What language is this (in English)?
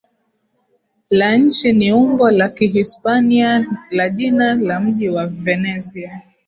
Swahili